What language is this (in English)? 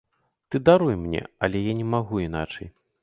Belarusian